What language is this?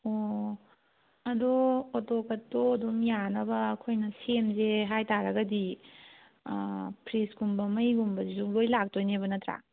Manipuri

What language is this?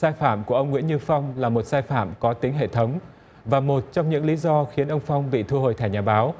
Vietnamese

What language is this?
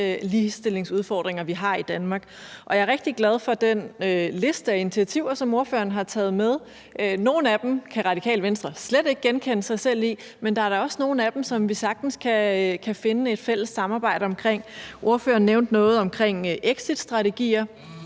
Danish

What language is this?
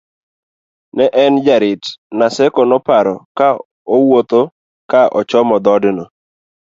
Luo (Kenya and Tanzania)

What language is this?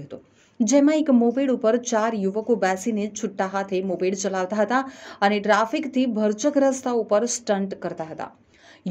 Hindi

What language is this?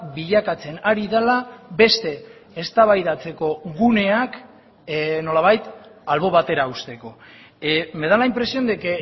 Basque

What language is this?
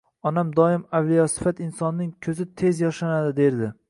Uzbek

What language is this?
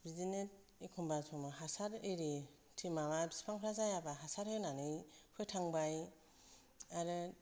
Bodo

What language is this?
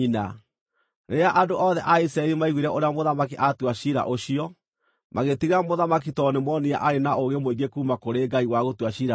Kikuyu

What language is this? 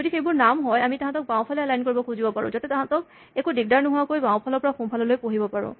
Assamese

